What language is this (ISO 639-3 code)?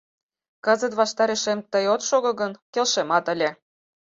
chm